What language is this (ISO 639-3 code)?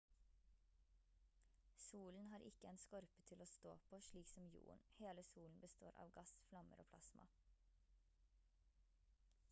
nob